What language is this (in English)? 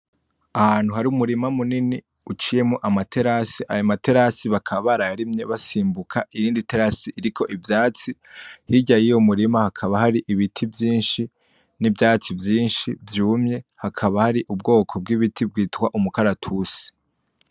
Rundi